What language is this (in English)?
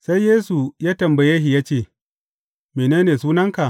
Hausa